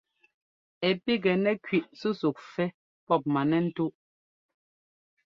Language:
Ngomba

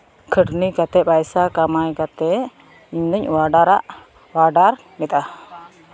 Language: Santali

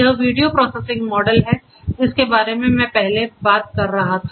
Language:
Hindi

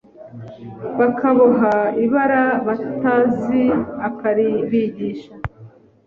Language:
Kinyarwanda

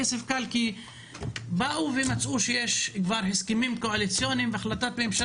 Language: Hebrew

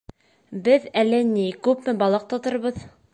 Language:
Bashkir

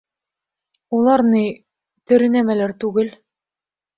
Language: Bashkir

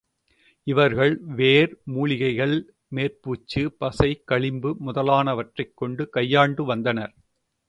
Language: Tamil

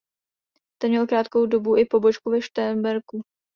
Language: Czech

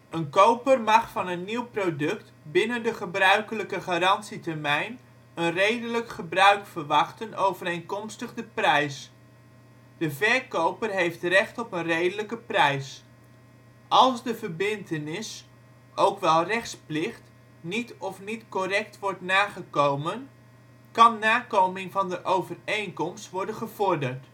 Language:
Dutch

